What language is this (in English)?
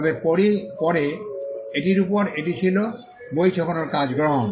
Bangla